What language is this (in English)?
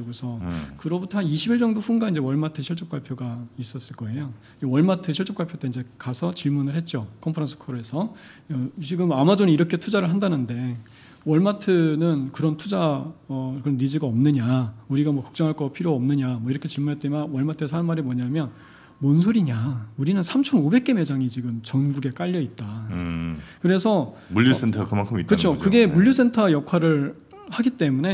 Korean